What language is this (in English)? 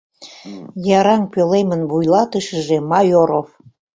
Mari